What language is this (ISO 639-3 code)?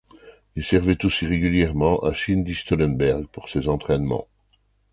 fra